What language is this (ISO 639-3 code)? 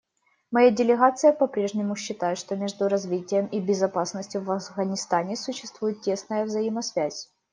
rus